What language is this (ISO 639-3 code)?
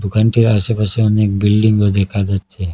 ben